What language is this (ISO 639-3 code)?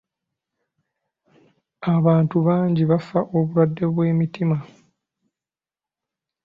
lug